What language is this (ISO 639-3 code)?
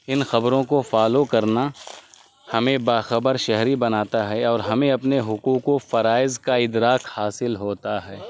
urd